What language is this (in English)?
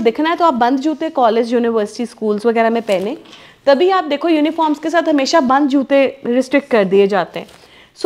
Hindi